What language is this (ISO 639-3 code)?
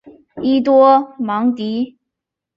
zho